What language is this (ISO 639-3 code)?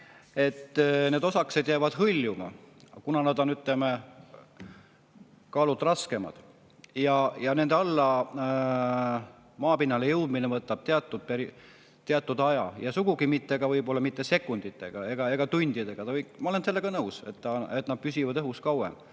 est